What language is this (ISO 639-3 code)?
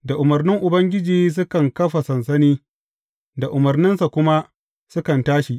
hau